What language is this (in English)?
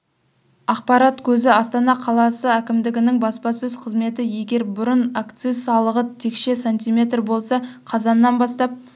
Kazakh